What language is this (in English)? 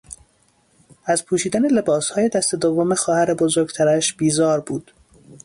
Persian